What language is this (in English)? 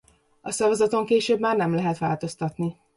Hungarian